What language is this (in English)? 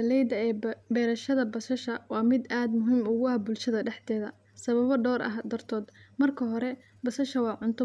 Somali